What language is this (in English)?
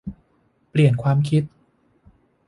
Thai